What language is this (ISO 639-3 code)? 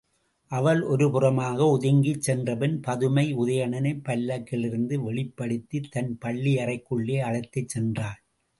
tam